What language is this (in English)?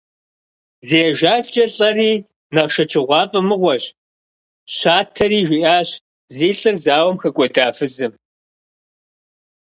Kabardian